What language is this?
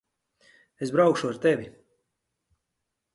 Latvian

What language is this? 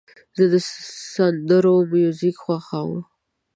Pashto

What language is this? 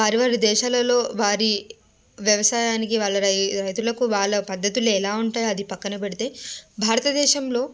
Telugu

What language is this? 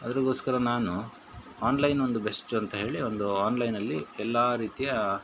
Kannada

